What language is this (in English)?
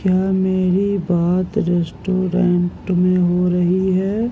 Urdu